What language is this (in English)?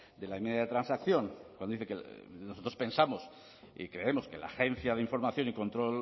Spanish